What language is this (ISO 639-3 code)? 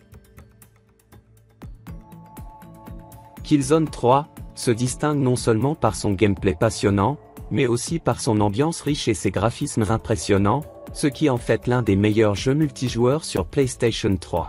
fra